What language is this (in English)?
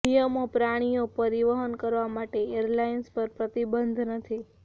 Gujarati